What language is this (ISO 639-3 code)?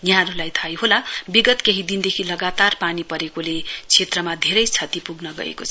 nep